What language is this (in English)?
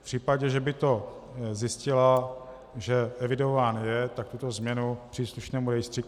Czech